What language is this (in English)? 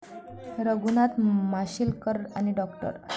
Marathi